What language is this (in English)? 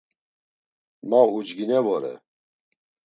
Laz